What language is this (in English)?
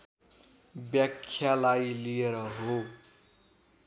Nepali